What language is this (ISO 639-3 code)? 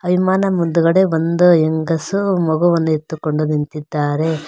kan